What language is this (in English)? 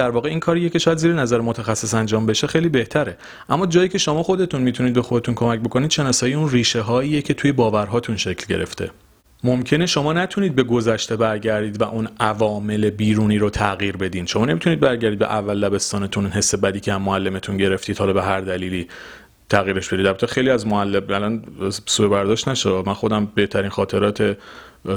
Persian